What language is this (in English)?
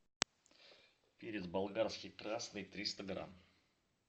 Russian